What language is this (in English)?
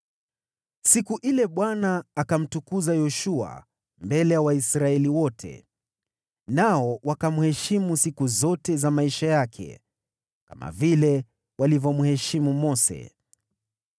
Swahili